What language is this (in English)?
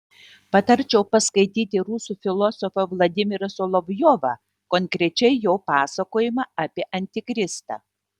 Lithuanian